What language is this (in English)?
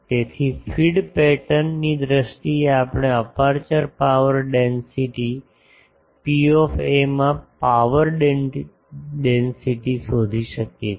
Gujarati